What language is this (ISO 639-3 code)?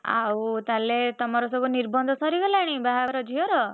ori